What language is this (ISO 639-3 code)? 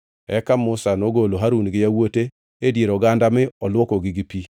luo